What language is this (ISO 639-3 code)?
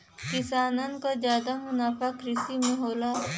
bho